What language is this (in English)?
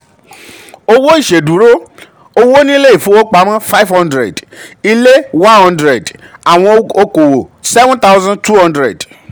Yoruba